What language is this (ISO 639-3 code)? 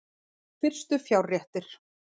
isl